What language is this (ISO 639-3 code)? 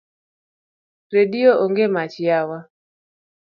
luo